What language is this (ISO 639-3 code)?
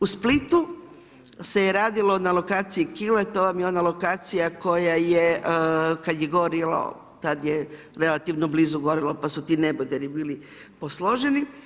hrv